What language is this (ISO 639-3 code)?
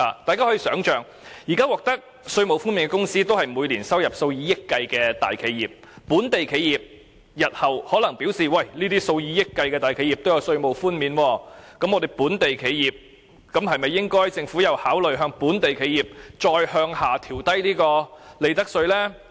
yue